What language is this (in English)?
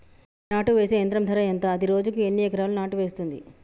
Telugu